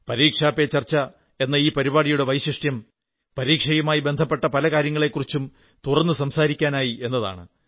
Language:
Malayalam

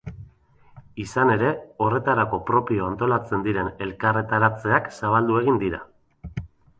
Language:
Basque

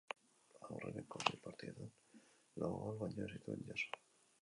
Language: Basque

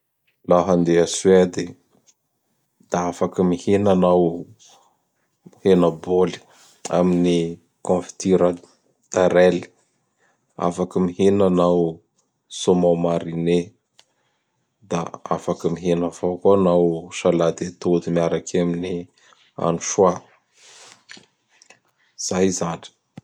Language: Bara Malagasy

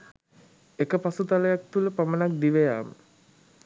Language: Sinhala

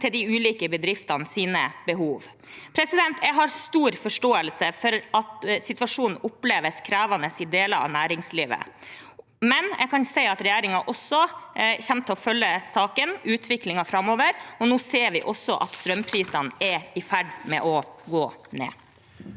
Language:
Norwegian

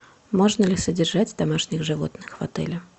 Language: Russian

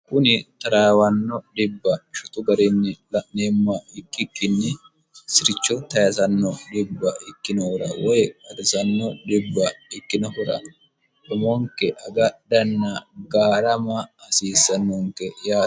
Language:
Sidamo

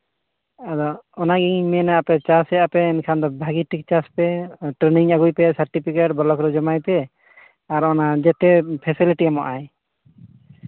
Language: Santali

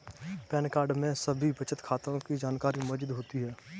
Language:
Hindi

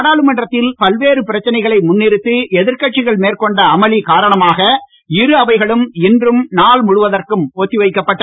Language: Tamil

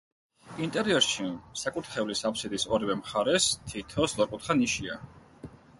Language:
Georgian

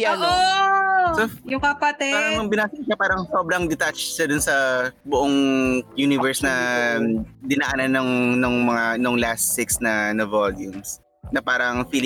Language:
Filipino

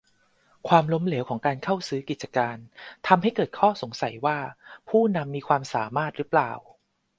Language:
Thai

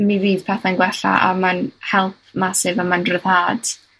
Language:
Welsh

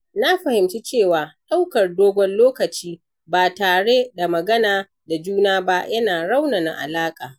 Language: Hausa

